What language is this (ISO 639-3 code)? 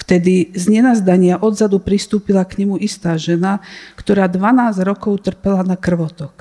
slk